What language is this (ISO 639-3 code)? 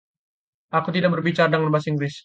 ind